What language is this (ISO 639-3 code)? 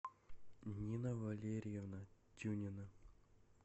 rus